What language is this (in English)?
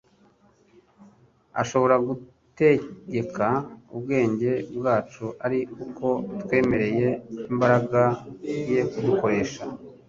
Kinyarwanda